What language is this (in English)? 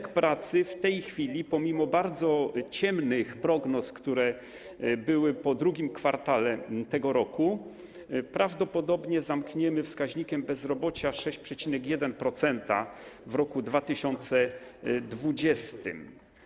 Polish